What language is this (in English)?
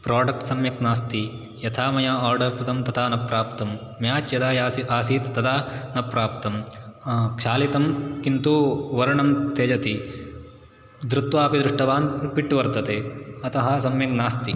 Sanskrit